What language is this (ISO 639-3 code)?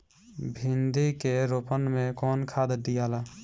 bho